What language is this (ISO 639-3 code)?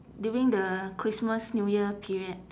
eng